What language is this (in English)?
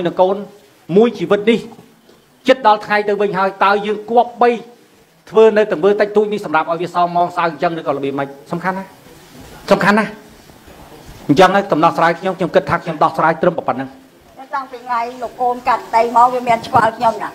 Vietnamese